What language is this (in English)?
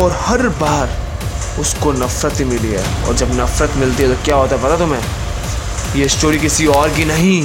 Hindi